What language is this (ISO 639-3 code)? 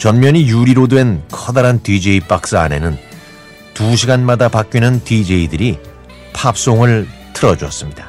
kor